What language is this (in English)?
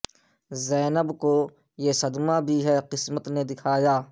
Urdu